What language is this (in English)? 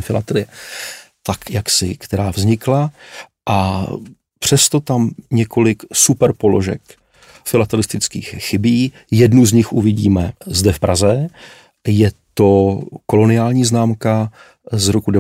Czech